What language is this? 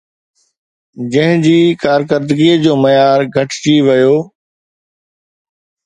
Sindhi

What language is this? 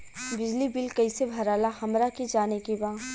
Bhojpuri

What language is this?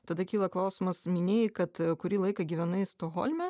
Lithuanian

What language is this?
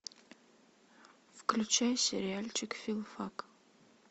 Russian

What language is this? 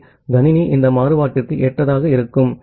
Tamil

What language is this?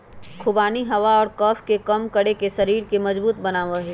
Magahi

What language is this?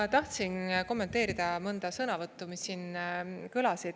Estonian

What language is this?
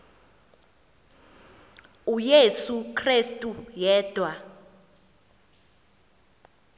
Xhosa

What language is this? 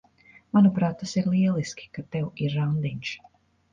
Latvian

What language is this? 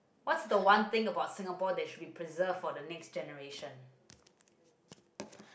English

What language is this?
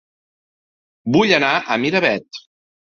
Catalan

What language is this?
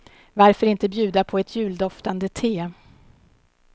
Swedish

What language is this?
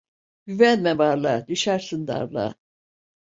Turkish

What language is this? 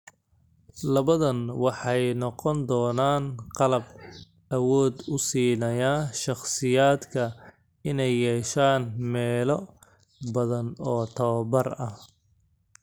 Somali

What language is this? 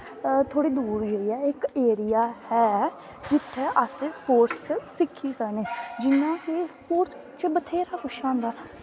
Dogri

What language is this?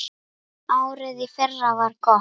Icelandic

